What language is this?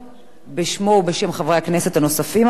Hebrew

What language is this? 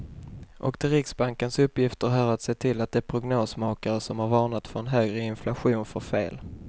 Swedish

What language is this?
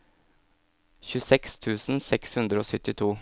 Norwegian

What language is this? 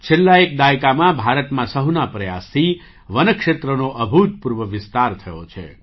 Gujarati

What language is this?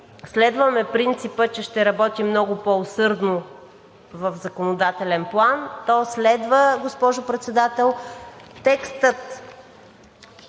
Bulgarian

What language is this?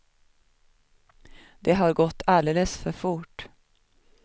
Swedish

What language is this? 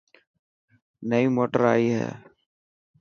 Dhatki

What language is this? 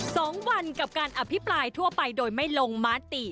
Thai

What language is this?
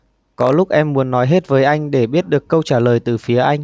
Vietnamese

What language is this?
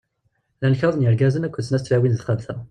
Kabyle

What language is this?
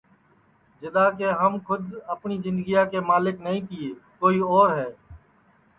Sansi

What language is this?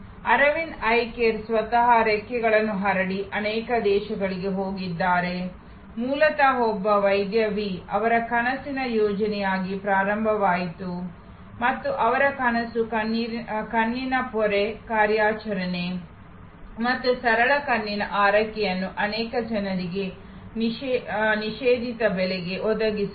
Kannada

